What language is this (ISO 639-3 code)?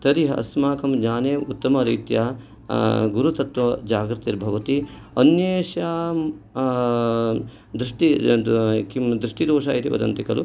san